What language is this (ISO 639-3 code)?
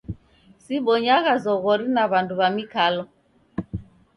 dav